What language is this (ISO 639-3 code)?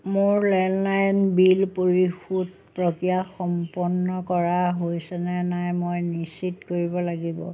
asm